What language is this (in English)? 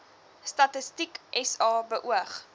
Afrikaans